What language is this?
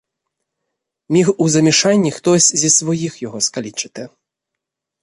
Ukrainian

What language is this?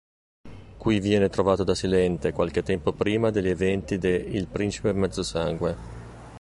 Italian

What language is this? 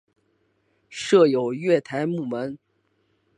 Chinese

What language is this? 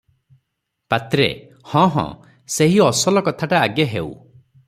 Odia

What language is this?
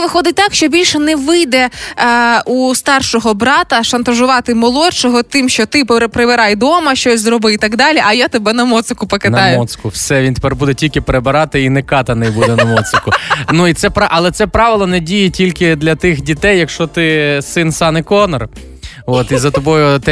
Ukrainian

